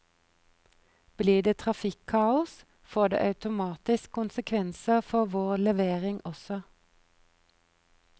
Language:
Norwegian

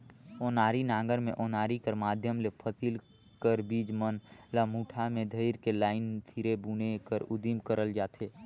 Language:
Chhattisgarhi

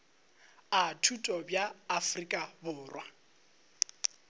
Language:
Northern Sotho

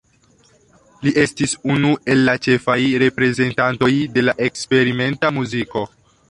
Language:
Esperanto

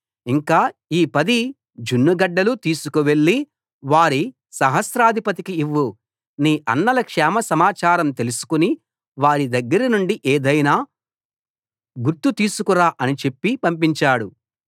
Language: Telugu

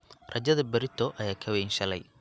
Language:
Somali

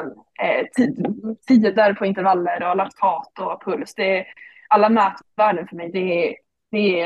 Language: Swedish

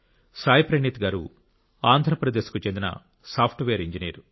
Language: Telugu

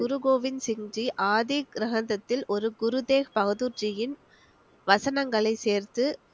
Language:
Tamil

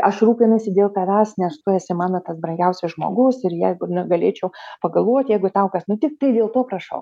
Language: Lithuanian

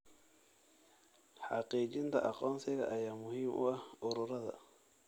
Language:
Somali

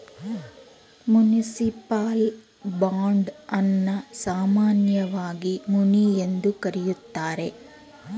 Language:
Kannada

